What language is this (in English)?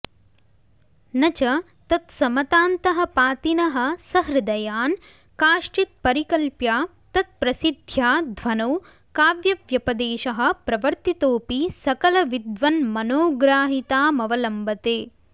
Sanskrit